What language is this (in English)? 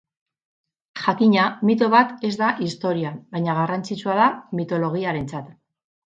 Basque